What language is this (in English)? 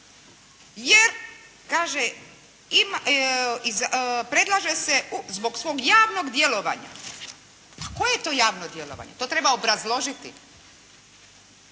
Croatian